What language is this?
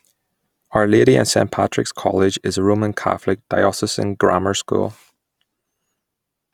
English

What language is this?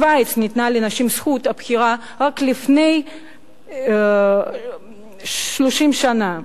Hebrew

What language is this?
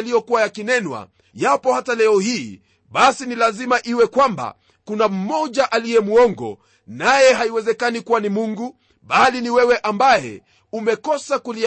Swahili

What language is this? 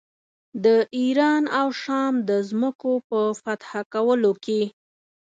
Pashto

